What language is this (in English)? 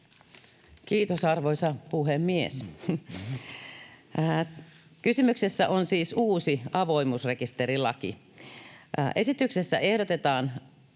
Finnish